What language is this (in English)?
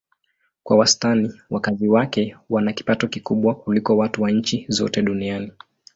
Swahili